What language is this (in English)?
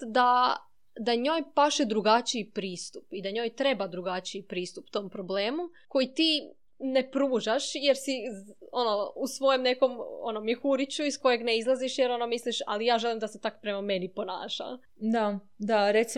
Croatian